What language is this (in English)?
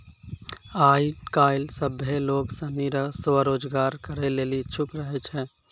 Maithili